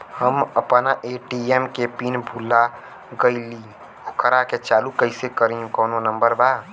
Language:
Bhojpuri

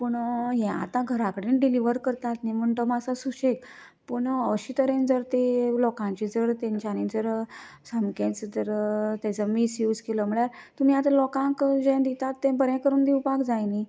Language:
Konkani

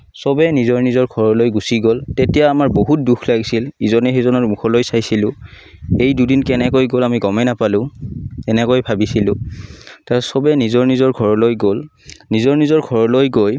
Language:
Assamese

